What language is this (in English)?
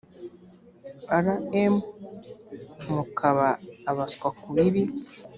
Kinyarwanda